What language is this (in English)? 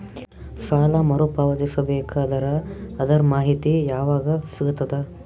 Kannada